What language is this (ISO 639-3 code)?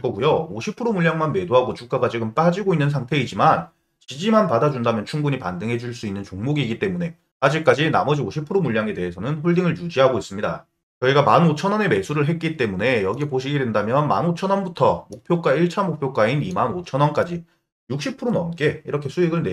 kor